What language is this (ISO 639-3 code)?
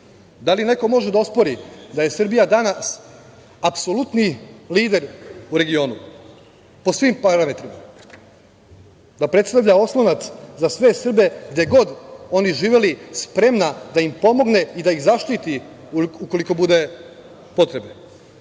srp